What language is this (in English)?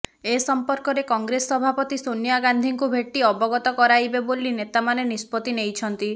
Odia